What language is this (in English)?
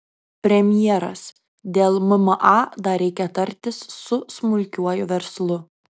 Lithuanian